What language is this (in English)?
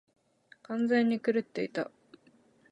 Japanese